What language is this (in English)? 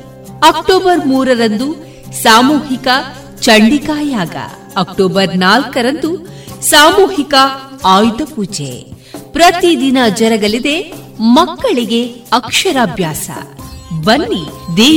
Kannada